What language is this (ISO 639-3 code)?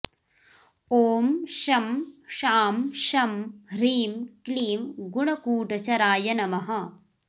san